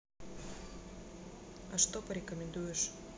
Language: Russian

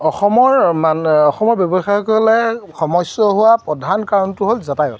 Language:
Assamese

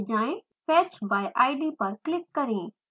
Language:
Hindi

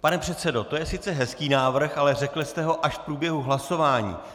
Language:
Czech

